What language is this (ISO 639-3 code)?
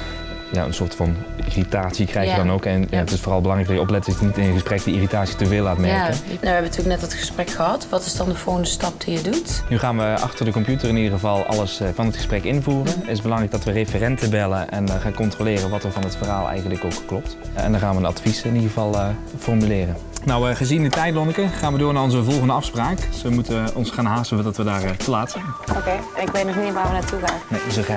nld